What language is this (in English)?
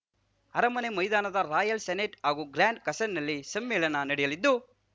Kannada